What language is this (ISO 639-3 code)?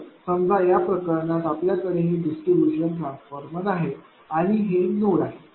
mar